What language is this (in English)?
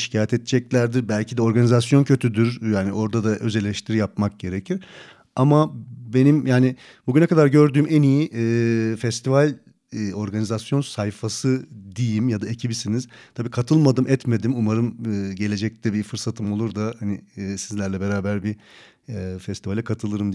Turkish